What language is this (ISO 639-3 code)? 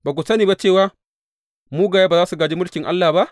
hau